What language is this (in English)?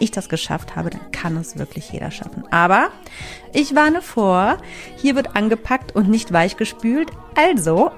German